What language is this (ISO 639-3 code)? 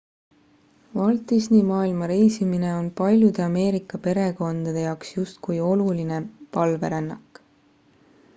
est